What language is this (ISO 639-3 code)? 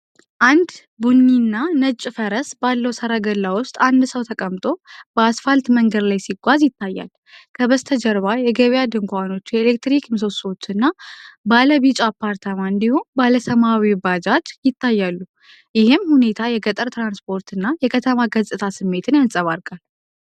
amh